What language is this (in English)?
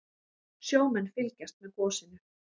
Icelandic